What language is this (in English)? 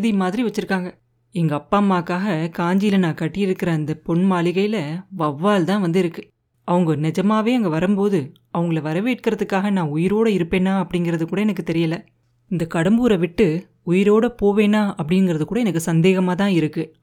Tamil